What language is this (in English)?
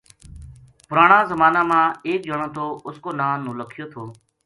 Gujari